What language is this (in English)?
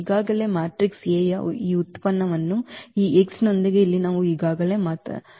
Kannada